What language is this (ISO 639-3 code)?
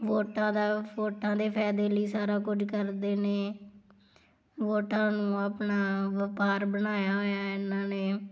pan